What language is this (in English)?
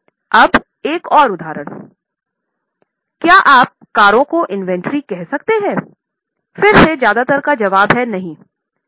Hindi